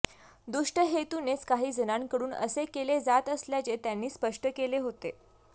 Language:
Marathi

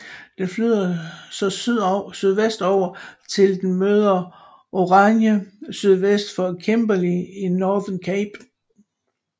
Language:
Danish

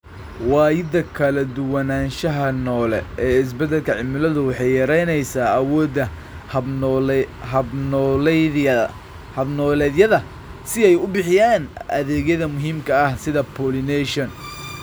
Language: Somali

